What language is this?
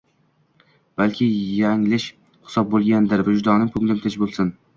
Uzbek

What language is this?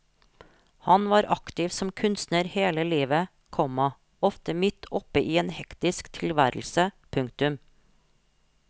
Norwegian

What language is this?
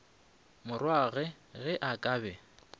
Northern Sotho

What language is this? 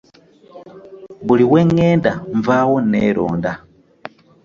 Ganda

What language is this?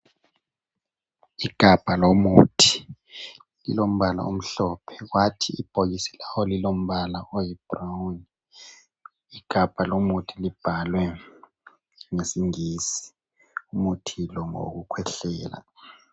North Ndebele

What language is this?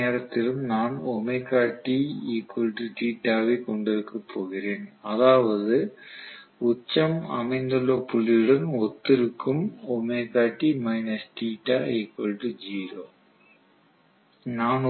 Tamil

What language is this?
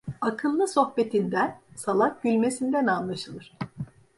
Turkish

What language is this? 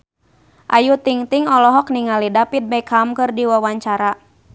Sundanese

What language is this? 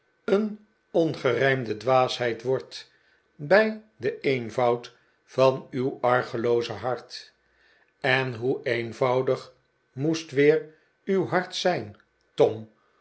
Dutch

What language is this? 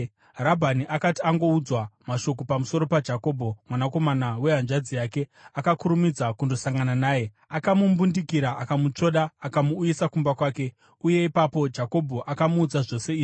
Shona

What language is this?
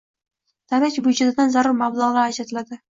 Uzbek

